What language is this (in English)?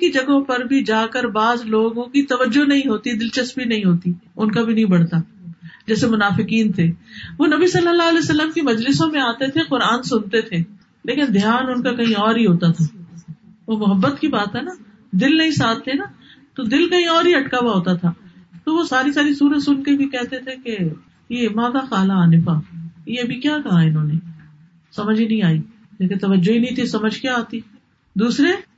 Urdu